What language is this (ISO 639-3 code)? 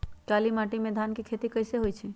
mag